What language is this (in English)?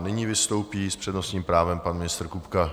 Czech